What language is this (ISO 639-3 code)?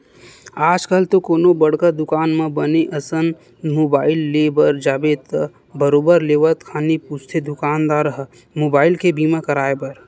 hne